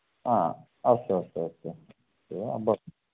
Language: Sanskrit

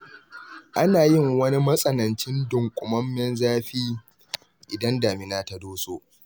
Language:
Hausa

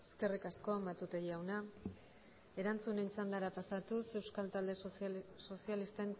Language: Basque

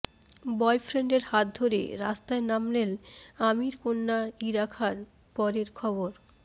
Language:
Bangla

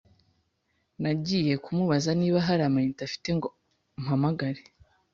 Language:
Kinyarwanda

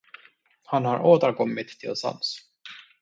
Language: Swedish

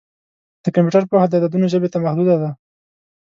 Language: Pashto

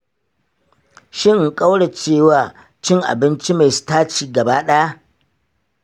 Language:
Hausa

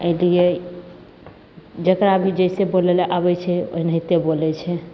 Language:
Maithili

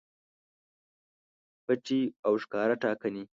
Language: Pashto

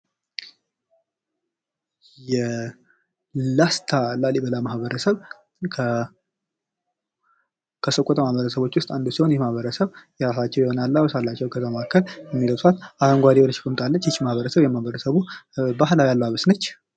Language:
Amharic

